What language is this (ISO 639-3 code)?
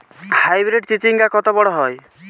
ben